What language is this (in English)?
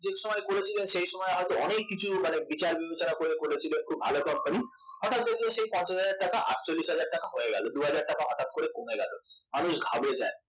Bangla